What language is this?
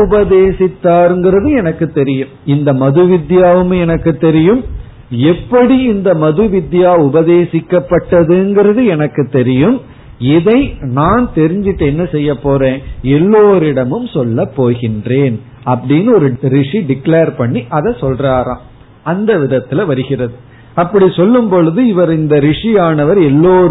Tamil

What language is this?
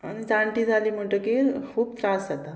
Konkani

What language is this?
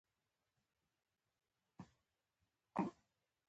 Pashto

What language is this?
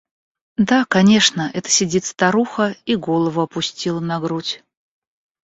Russian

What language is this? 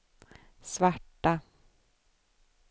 Swedish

